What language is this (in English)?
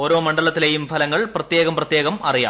Malayalam